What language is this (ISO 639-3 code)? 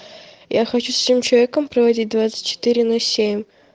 rus